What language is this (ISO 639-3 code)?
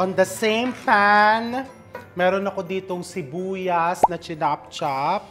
fil